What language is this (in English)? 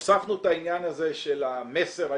Hebrew